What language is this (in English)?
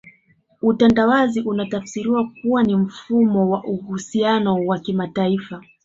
Swahili